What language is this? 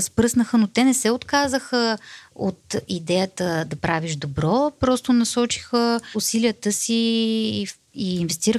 Bulgarian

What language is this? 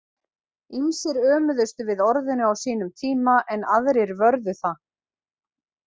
Icelandic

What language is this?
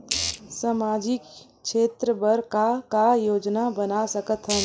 Chhattisgarhi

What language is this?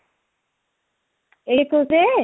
Odia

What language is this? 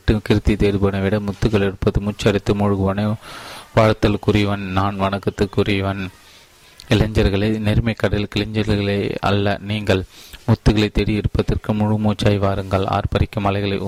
Tamil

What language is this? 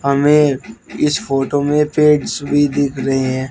Hindi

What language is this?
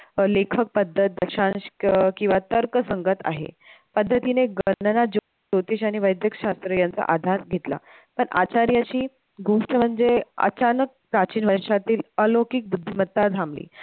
Marathi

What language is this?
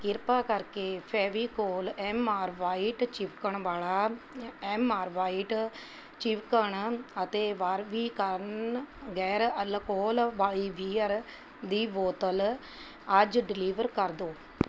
Punjabi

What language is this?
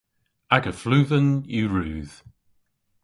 Cornish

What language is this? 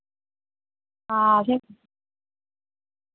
Dogri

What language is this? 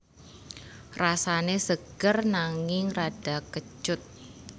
Javanese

